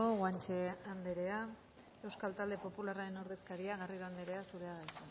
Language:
Basque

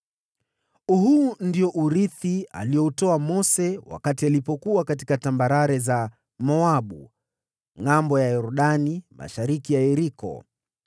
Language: Swahili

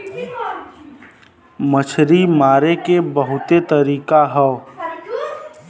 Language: Bhojpuri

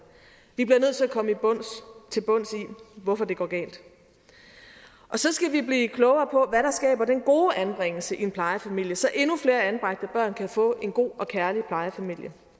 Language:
Danish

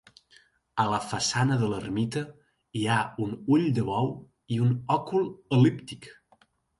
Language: Catalan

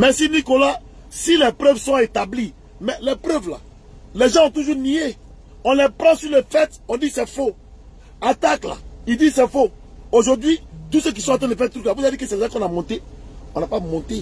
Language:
French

